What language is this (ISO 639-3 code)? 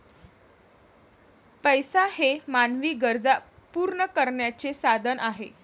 mar